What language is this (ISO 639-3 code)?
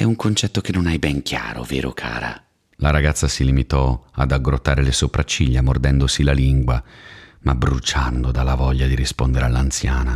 ita